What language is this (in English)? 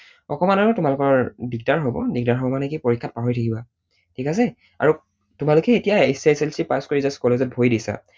Assamese